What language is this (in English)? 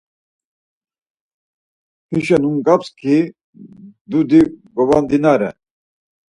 Laz